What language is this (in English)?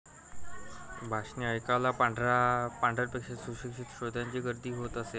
Marathi